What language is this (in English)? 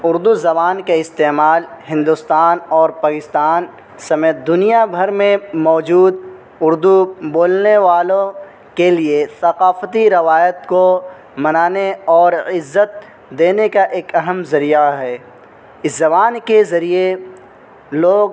Urdu